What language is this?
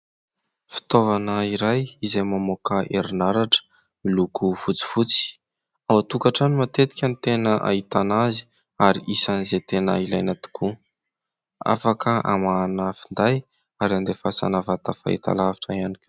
Malagasy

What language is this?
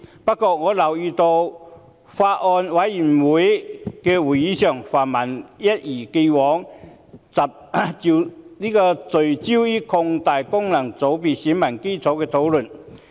Cantonese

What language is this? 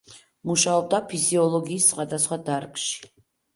Georgian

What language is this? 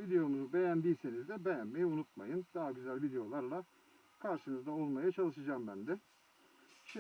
Turkish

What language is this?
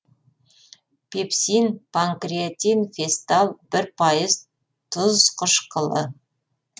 Kazakh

